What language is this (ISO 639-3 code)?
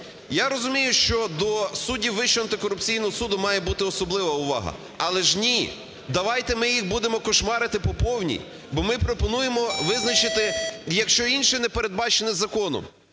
ukr